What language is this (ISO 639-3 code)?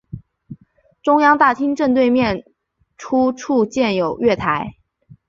zho